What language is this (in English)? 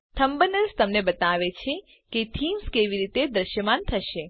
Gujarati